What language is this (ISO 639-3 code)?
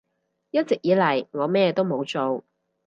yue